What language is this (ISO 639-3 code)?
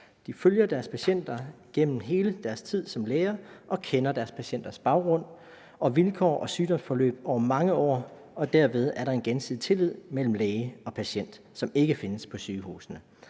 dan